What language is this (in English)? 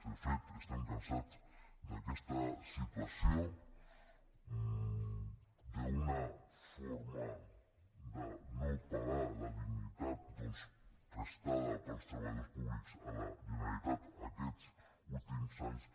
Catalan